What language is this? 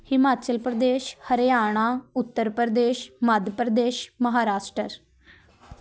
Punjabi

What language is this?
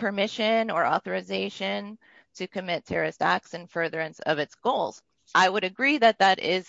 English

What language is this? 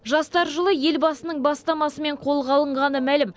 Kazakh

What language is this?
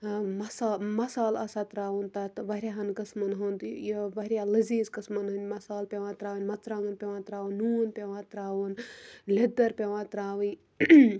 Kashmiri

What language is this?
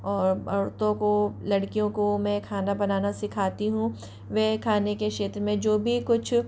Hindi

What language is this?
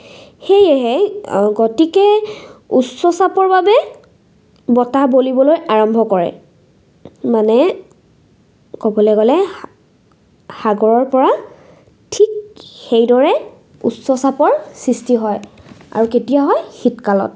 Assamese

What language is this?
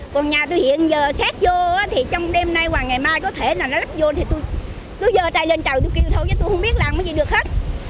Vietnamese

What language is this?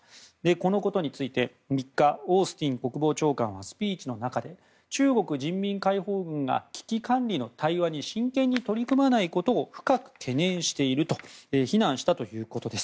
Japanese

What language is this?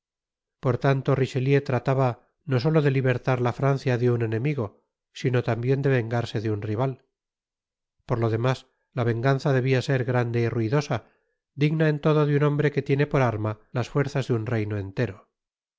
Spanish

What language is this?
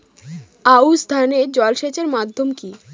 Bangla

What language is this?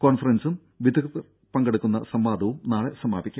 Malayalam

